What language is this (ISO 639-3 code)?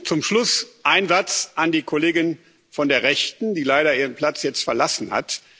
deu